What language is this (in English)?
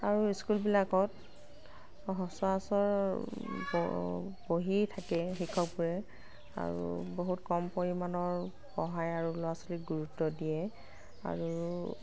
Assamese